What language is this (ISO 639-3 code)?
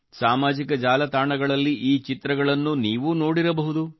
kan